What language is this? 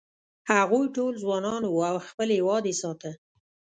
Pashto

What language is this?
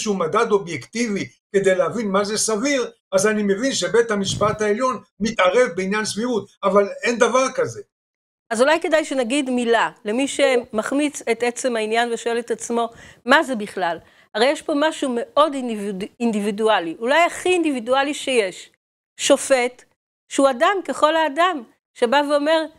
Hebrew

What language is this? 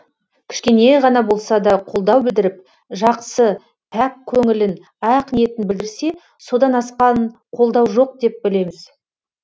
Kazakh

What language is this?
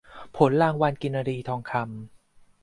Thai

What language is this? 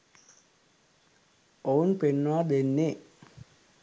Sinhala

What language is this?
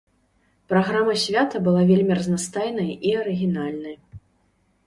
Belarusian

